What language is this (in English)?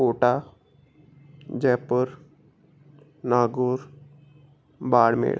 Sindhi